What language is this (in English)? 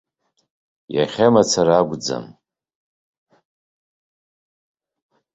Abkhazian